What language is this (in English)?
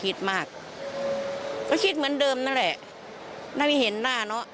Thai